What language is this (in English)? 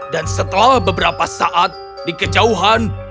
Indonesian